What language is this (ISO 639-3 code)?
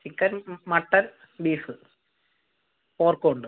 mal